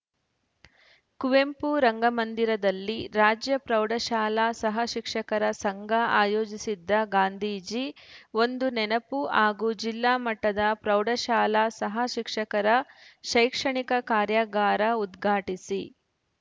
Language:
Kannada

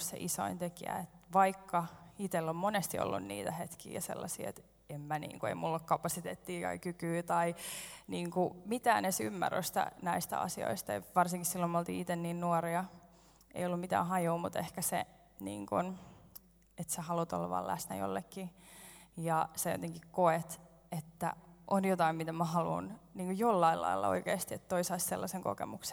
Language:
Finnish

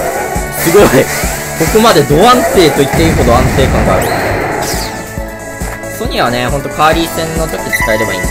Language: Japanese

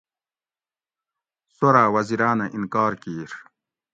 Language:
Gawri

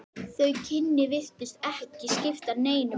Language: Icelandic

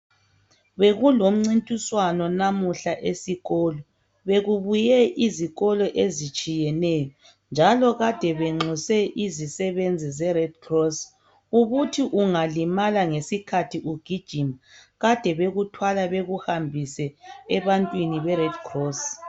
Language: North Ndebele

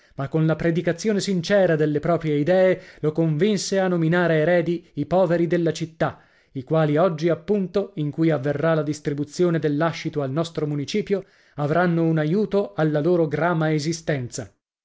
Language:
Italian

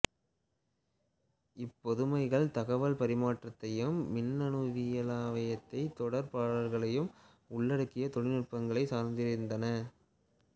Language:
Tamil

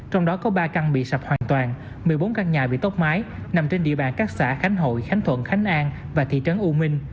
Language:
Vietnamese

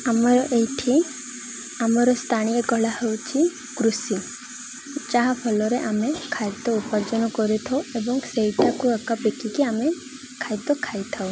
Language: Odia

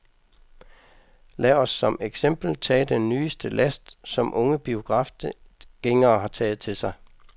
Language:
Danish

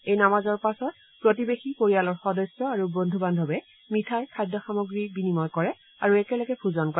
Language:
Assamese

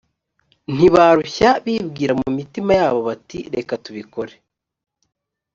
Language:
Kinyarwanda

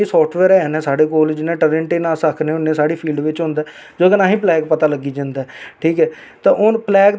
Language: Dogri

